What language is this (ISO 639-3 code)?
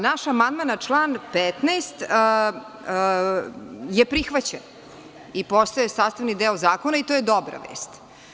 srp